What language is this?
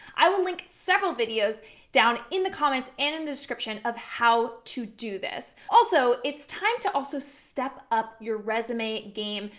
English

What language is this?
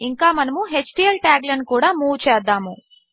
Telugu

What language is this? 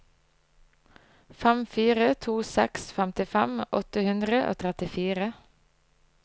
Norwegian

